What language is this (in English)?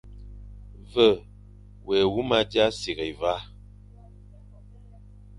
Fang